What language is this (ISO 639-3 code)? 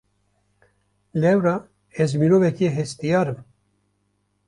kur